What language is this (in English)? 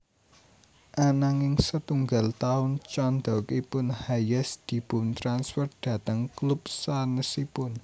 Javanese